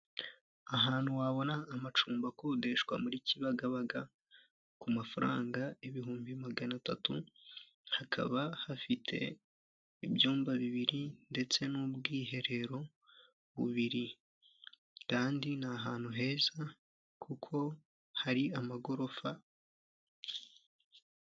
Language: Kinyarwanda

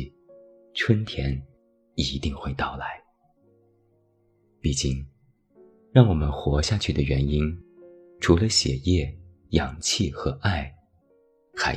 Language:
Chinese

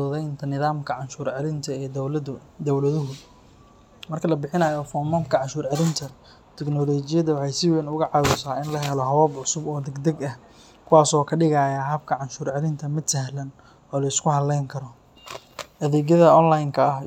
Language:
Somali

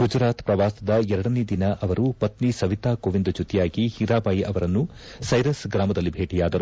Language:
Kannada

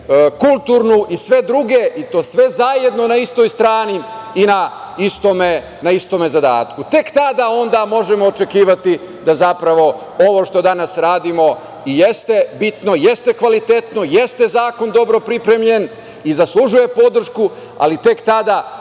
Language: Serbian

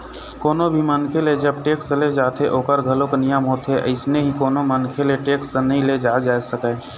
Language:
Chhattisgarhi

